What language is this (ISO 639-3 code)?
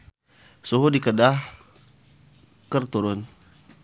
sun